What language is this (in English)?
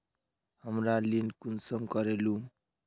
Magahi